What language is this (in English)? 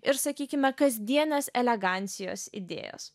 Lithuanian